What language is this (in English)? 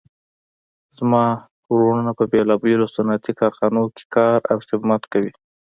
Pashto